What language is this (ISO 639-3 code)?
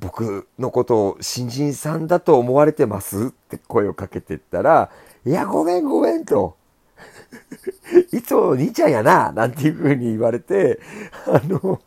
jpn